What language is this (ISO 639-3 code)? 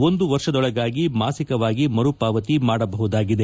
kan